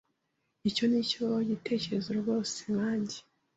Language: Kinyarwanda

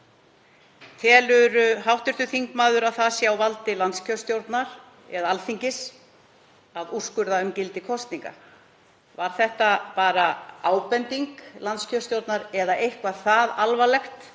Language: Icelandic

